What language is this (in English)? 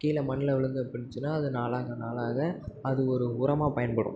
Tamil